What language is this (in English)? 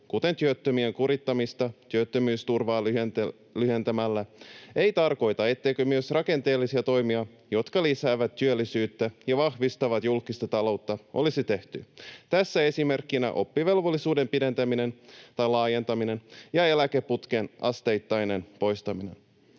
Finnish